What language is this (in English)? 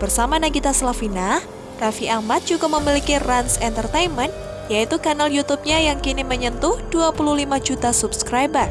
Indonesian